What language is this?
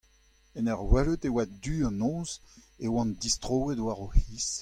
Breton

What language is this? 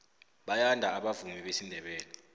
South Ndebele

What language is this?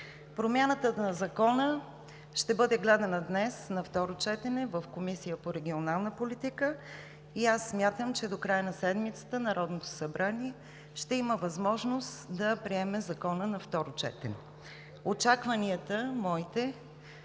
Bulgarian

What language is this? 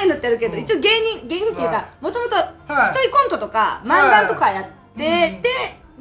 Japanese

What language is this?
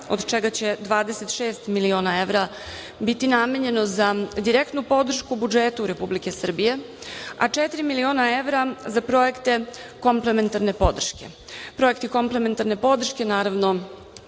Serbian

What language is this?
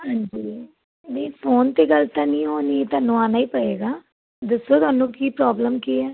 Punjabi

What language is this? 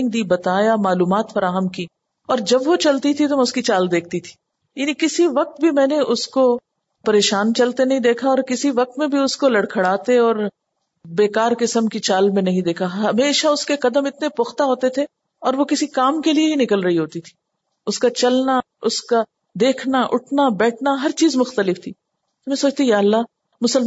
Urdu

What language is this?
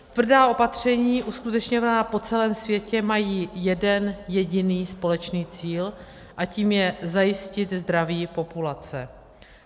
Czech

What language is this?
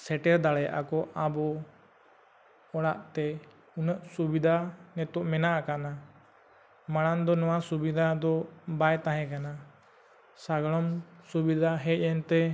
Santali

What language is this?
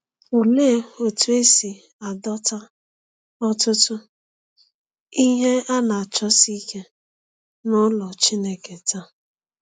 Igbo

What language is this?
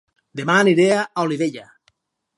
Catalan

